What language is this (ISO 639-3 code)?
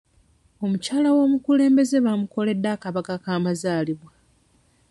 lug